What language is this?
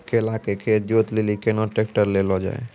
Maithili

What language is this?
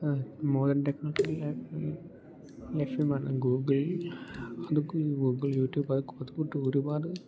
Malayalam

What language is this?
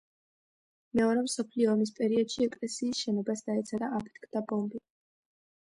Georgian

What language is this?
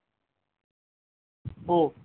Bangla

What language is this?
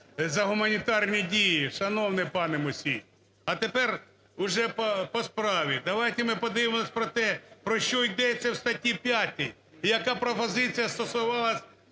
Ukrainian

